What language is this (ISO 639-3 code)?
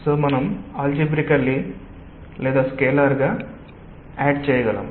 tel